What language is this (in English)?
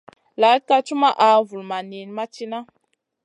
Masana